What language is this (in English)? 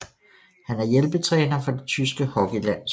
Danish